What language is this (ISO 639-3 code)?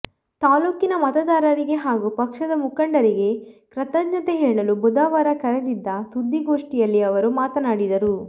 kan